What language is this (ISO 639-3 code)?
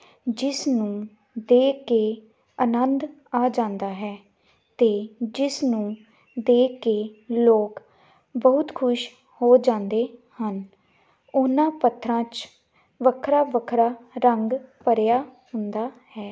pan